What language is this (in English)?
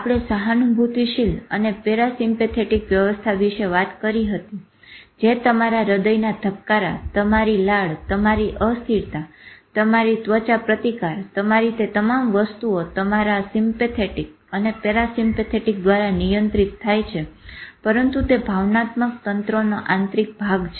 Gujarati